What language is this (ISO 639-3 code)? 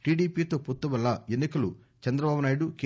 tel